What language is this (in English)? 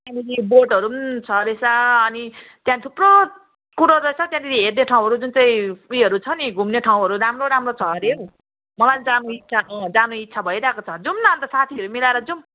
Nepali